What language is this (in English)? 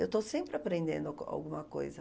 Portuguese